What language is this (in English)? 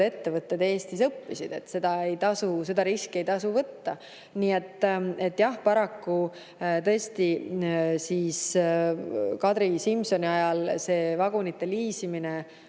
Estonian